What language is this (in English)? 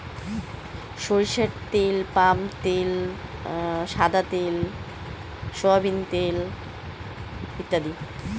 Bangla